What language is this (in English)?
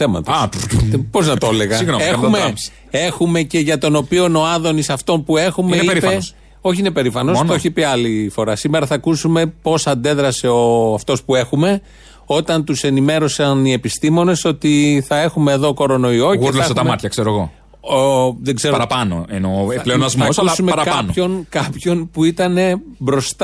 Greek